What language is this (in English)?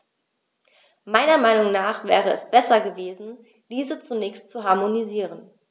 German